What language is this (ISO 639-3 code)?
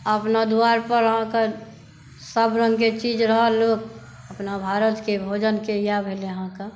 mai